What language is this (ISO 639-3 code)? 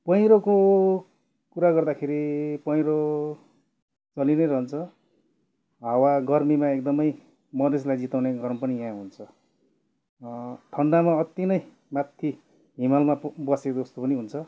nep